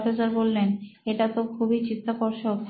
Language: Bangla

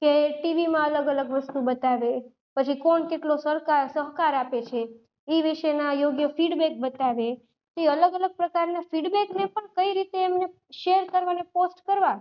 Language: Gujarati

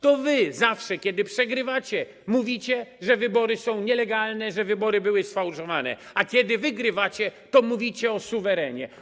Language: Polish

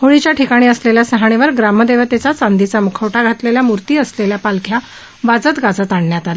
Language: Marathi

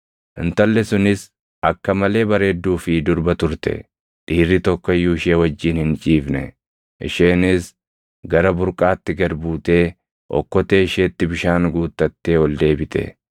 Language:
Oromo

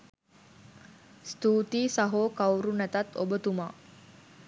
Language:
Sinhala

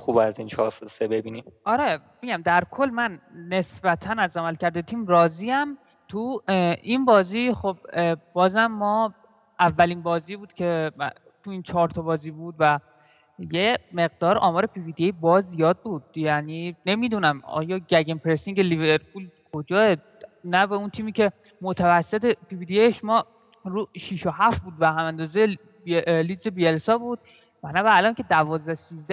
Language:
Persian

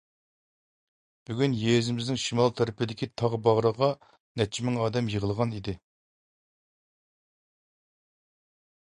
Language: Uyghur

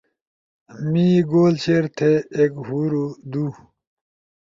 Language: Ushojo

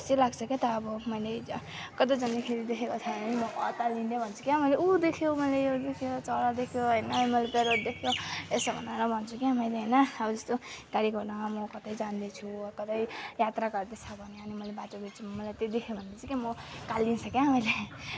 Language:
Nepali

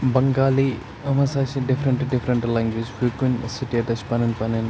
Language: Kashmiri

